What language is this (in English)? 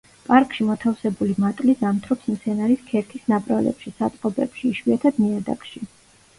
Georgian